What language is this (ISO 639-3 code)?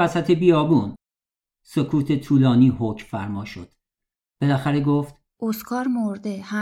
fas